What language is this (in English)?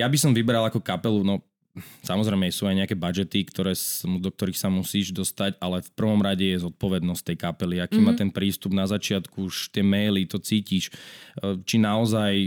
Slovak